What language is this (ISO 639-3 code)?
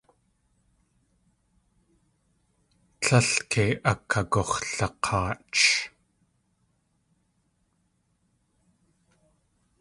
tli